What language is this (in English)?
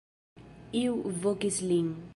Esperanto